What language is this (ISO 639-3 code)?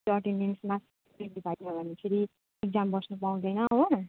nep